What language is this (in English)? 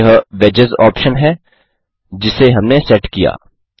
Hindi